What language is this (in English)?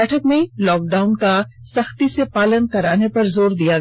Hindi